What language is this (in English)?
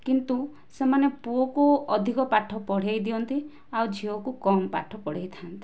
Odia